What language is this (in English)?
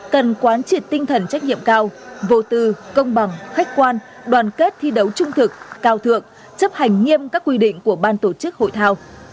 Vietnamese